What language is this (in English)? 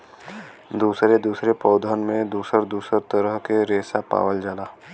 Bhojpuri